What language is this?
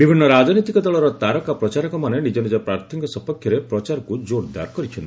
Odia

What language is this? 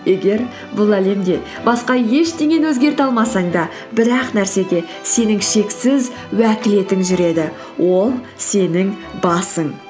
Kazakh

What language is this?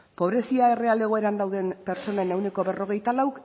Basque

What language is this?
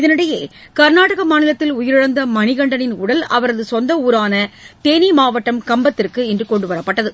Tamil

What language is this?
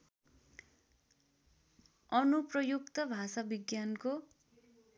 Nepali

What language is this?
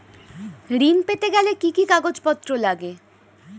Bangla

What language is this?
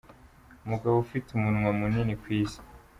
Kinyarwanda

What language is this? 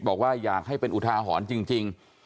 Thai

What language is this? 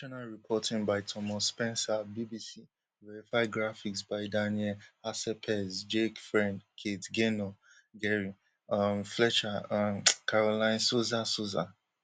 Nigerian Pidgin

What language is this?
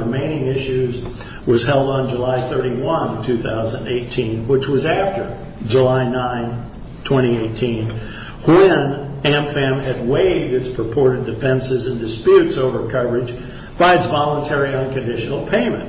English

